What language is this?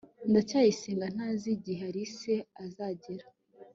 Kinyarwanda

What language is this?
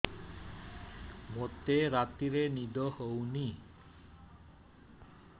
Odia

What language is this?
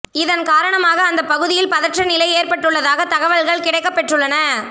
Tamil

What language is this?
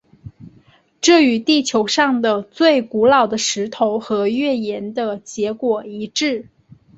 Chinese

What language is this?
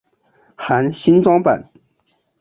Chinese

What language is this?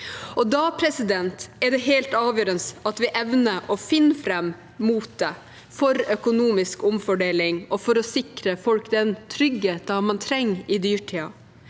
Norwegian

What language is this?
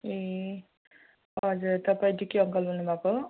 Nepali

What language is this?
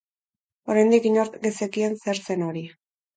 Basque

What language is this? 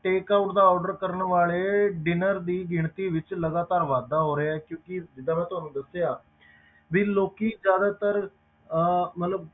Punjabi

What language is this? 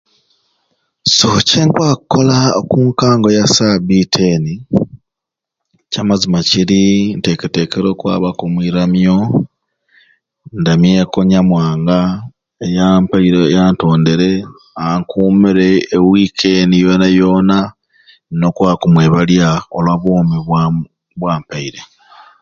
Ruuli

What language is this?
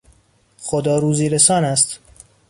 Persian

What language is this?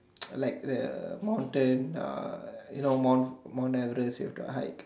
English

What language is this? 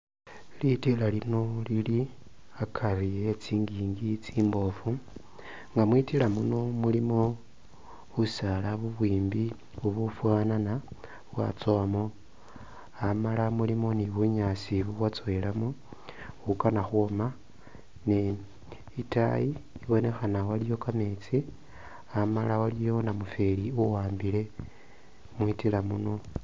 Masaaba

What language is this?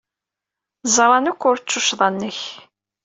Kabyle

